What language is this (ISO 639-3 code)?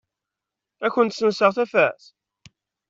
kab